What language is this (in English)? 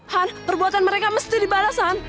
Indonesian